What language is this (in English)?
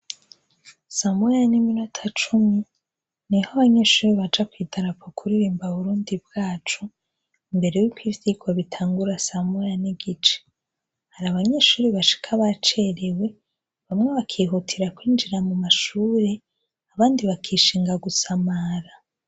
Rundi